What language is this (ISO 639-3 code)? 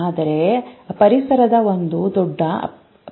kan